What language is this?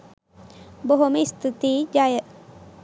Sinhala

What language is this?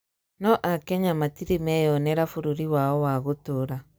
Kikuyu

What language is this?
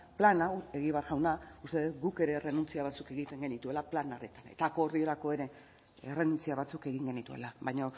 Basque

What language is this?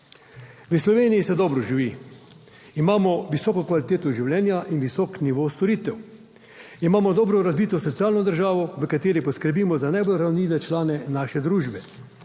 Slovenian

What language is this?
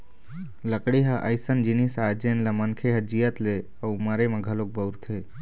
Chhattisgarhi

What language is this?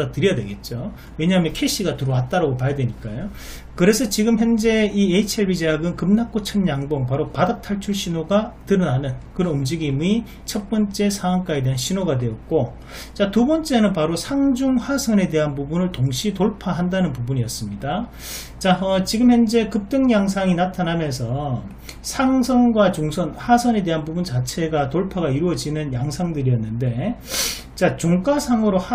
Korean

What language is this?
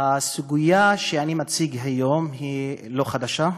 Hebrew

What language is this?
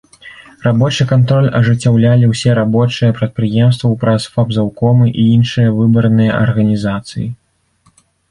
Belarusian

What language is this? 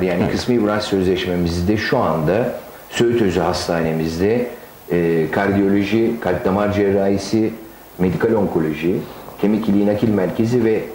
Turkish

